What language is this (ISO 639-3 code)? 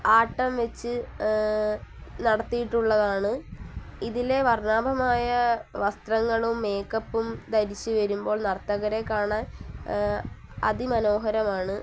mal